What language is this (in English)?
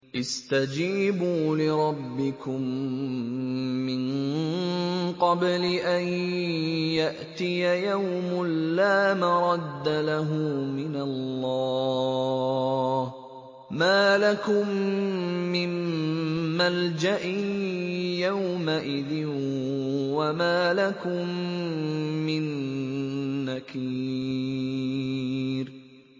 Arabic